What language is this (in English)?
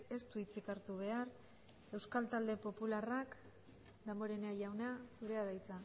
Basque